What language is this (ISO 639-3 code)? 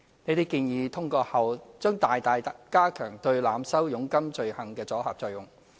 yue